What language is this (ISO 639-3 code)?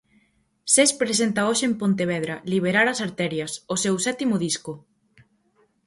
glg